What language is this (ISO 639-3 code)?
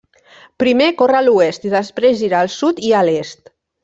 cat